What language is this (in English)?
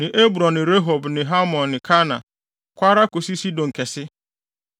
Akan